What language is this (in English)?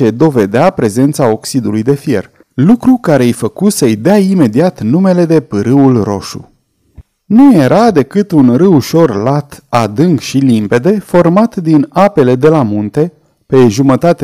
Romanian